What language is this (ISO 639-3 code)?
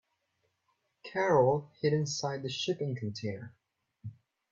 eng